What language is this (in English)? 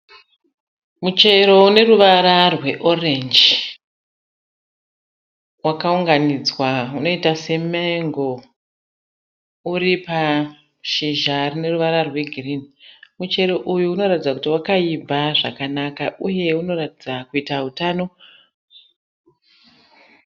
Shona